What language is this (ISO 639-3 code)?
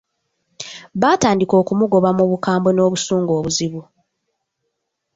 lug